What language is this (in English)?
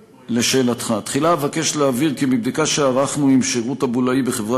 Hebrew